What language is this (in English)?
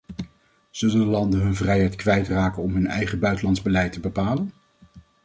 Dutch